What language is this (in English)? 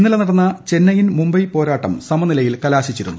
Malayalam